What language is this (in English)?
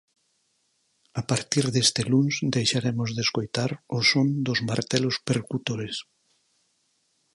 Galician